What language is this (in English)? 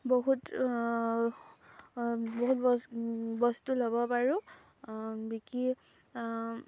Assamese